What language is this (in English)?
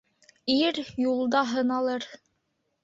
Bashkir